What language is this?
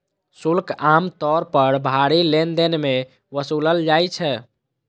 Maithili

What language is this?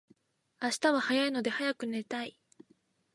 Japanese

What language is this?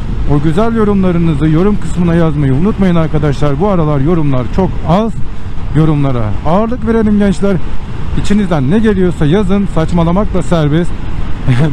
Turkish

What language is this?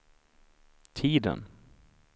Swedish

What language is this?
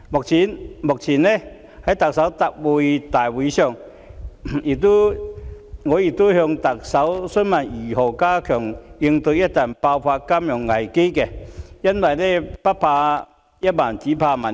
Cantonese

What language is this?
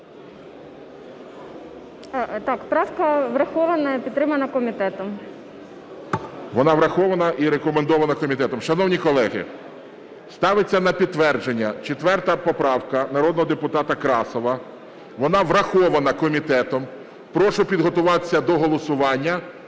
Ukrainian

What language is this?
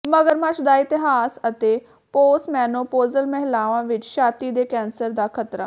Punjabi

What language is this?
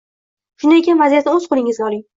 Uzbek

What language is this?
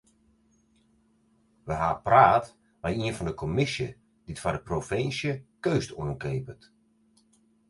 Western Frisian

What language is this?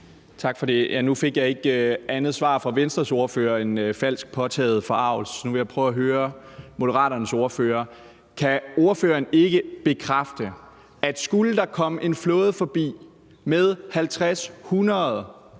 Danish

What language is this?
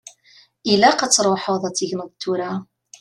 Kabyle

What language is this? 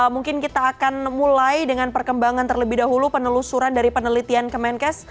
Indonesian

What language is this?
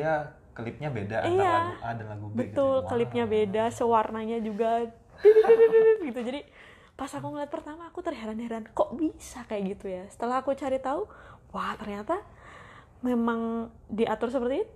Indonesian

